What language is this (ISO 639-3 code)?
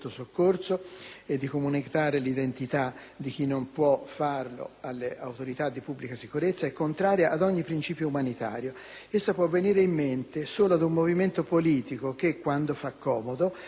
ita